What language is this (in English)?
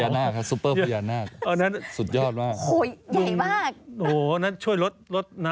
Thai